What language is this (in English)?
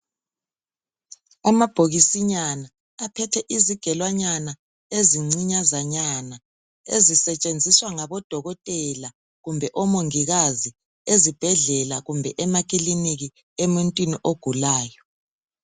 North Ndebele